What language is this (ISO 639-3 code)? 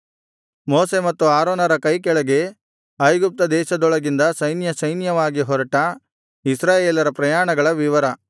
kan